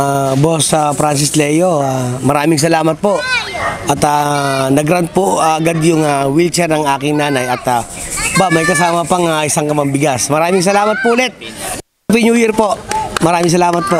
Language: Filipino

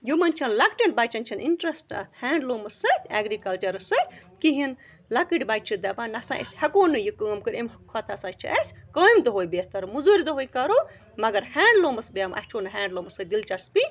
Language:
Kashmiri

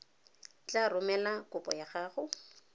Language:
Tswana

